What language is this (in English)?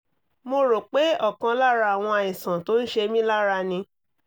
Yoruba